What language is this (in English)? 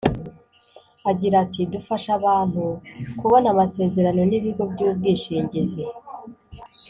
Kinyarwanda